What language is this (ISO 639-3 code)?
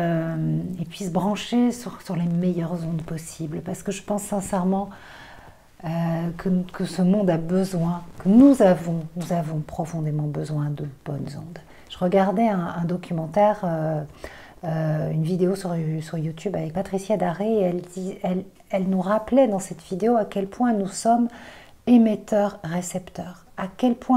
fra